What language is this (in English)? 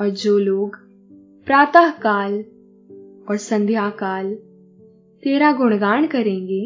Hindi